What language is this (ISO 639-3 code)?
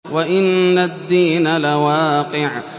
ara